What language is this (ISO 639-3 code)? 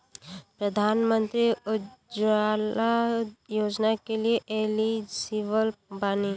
bho